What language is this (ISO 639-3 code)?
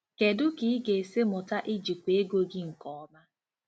ibo